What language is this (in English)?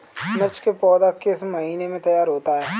Hindi